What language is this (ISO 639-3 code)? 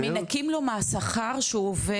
heb